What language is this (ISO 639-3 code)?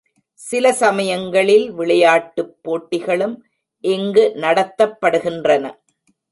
tam